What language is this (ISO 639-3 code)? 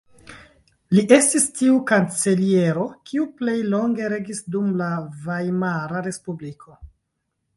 epo